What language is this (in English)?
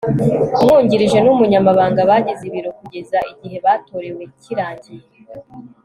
Kinyarwanda